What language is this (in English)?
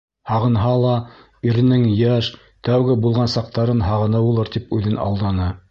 Bashkir